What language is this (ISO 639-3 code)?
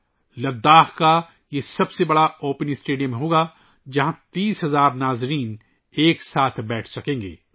urd